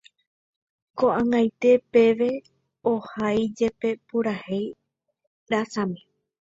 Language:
Guarani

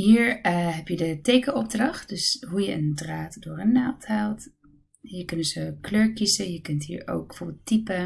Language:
Dutch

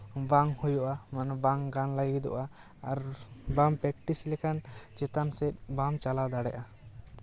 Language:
Santali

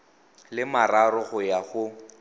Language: Tswana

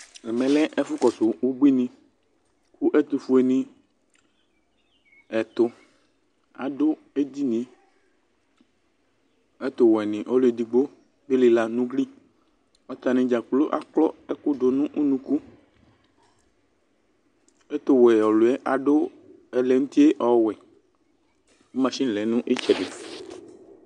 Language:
Ikposo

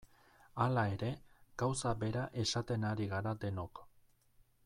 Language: Basque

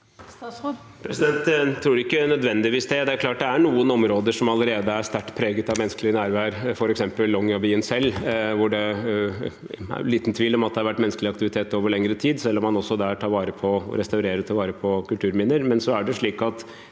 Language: Norwegian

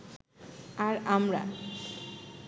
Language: Bangla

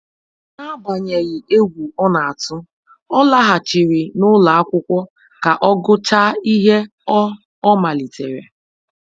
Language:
Igbo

